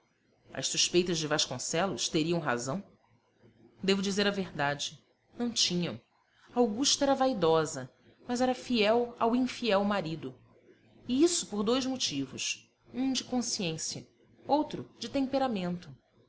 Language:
Portuguese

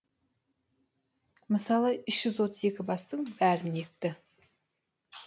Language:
Kazakh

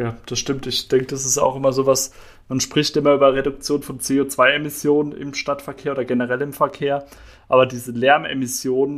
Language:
German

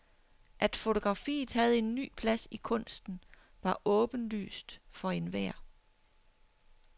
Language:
Danish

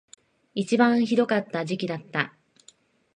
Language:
Japanese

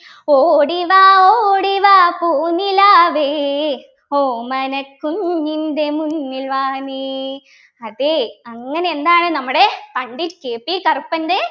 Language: Malayalam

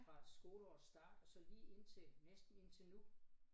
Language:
Danish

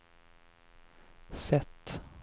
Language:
Swedish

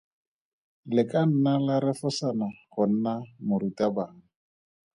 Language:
Tswana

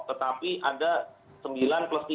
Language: Indonesian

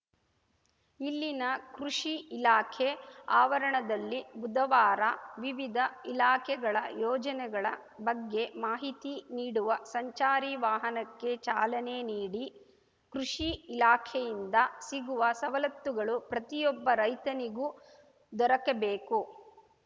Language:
Kannada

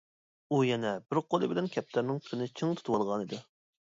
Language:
Uyghur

